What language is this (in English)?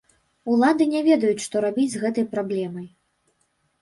Belarusian